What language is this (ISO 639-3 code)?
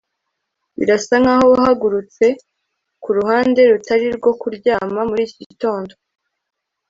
kin